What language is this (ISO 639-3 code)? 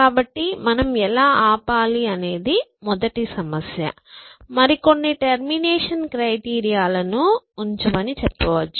tel